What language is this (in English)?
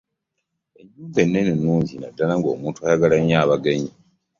Ganda